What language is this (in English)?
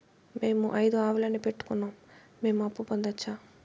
Telugu